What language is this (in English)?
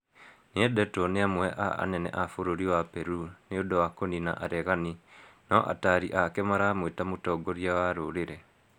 Kikuyu